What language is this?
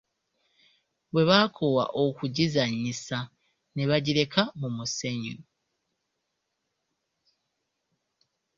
Ganda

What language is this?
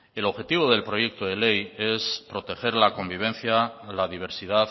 Spanish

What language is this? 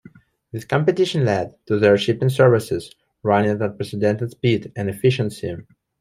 English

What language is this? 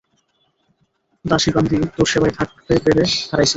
Bangla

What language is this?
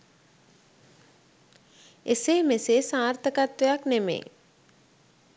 Sinhala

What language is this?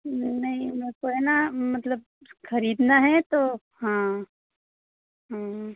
Hindi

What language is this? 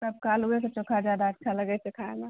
Maithili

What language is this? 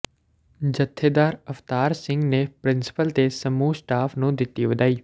Punjabi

